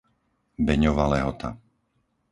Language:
Slovak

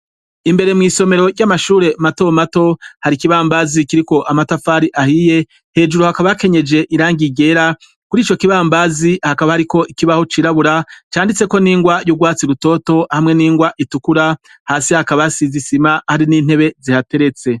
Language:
Rundi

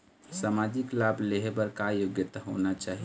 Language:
Chhattisgarhi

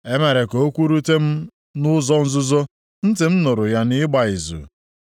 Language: Igbo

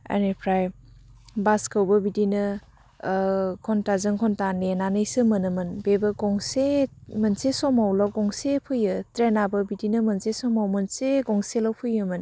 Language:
Bodo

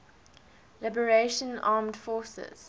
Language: English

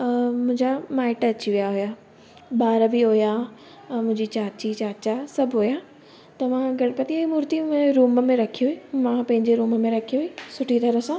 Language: Sindhi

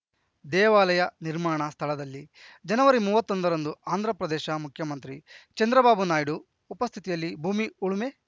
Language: Kannada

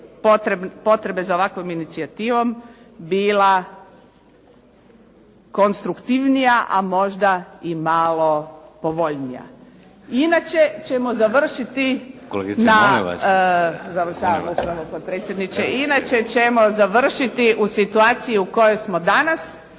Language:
Croatian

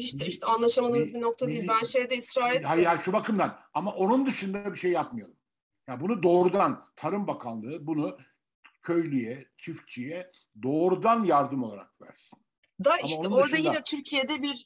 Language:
Turkish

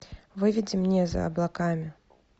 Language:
Russian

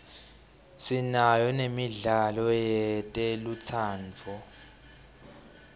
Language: Swati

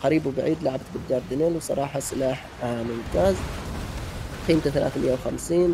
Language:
Arabic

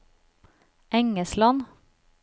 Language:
Norwegian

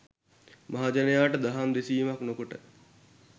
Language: Sinhala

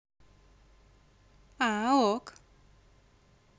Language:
Russian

